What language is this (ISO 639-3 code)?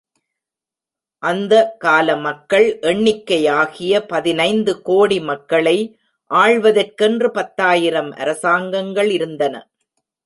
tam